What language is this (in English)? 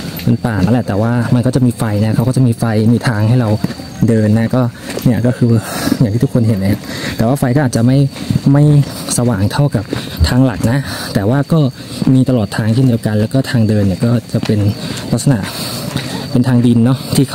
Thai